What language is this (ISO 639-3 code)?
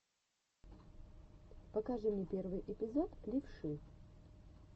rus